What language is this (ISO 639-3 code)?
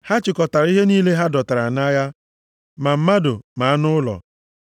ibo